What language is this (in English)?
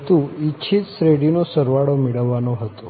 Gujarati